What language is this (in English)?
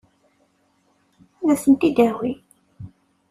Kabyle